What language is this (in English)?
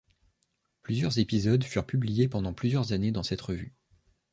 French